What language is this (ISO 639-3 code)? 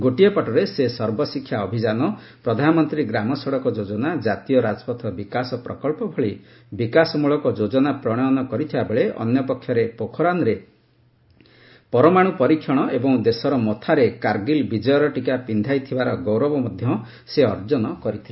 ori